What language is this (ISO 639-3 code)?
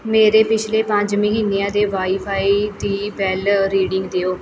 pan